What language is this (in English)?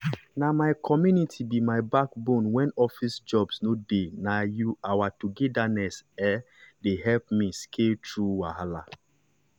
Nigerian Pidgin